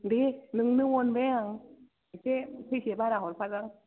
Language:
Bodo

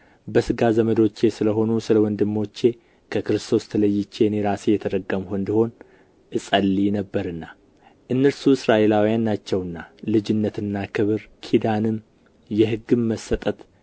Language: Amharic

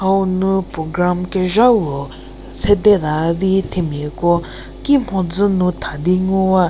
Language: Angami Naga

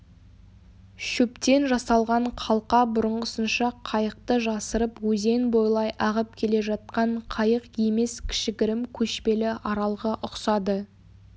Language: Kazakh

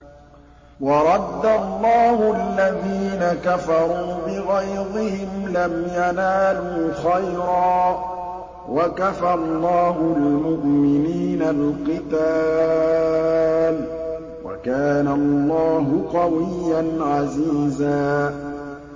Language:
Arabic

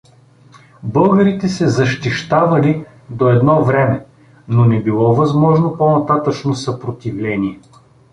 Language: Bulgarian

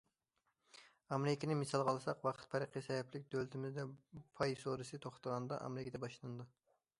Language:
Uyghur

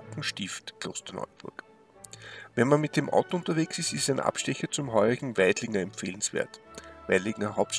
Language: German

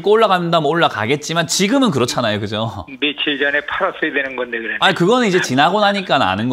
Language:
Korean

